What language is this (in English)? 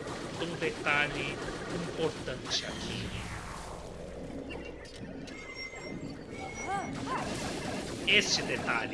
Portuguese